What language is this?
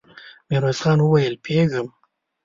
Pashto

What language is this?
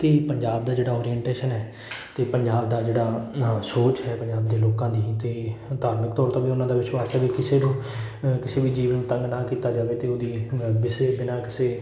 Punjabi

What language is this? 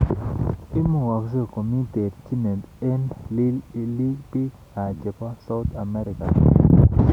Kalenjin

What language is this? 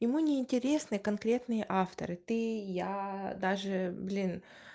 Russian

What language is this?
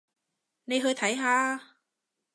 Cantonese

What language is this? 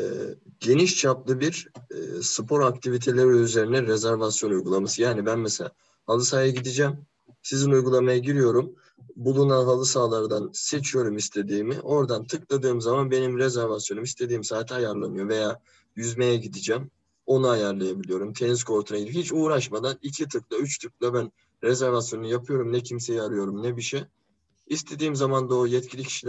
Turkish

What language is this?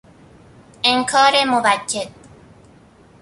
Persian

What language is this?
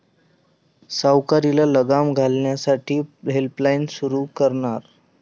Marathi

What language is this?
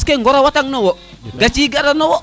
Serer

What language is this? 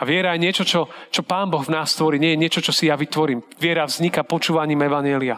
Slovak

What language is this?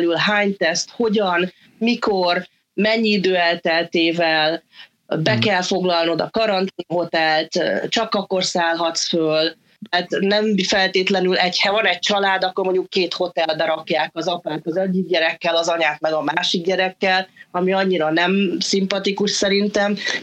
Hungarian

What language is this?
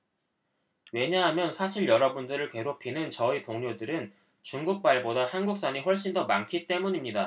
Korean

